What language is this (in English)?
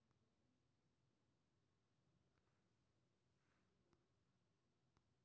Maithili